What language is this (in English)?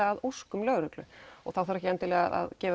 Icelandic